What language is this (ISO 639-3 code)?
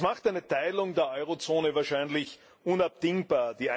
deu